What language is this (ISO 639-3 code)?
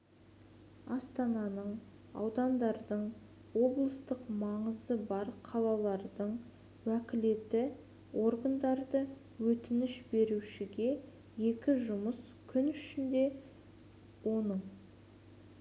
kaz